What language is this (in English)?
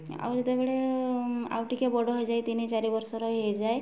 Odia